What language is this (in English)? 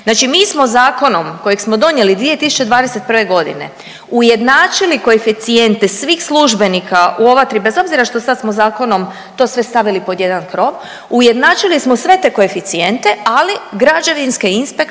Croatian